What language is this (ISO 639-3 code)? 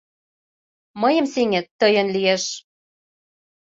chm